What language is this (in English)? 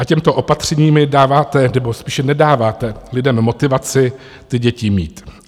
Czech